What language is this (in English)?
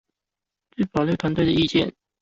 Chinese